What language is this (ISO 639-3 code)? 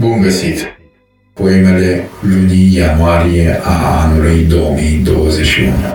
ron